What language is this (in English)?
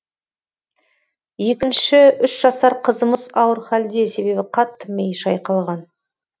Kazakh